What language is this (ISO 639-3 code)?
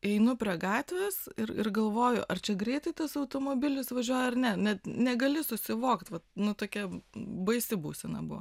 lit